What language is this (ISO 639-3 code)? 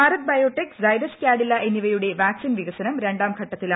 mal